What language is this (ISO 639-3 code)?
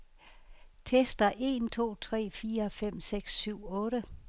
dan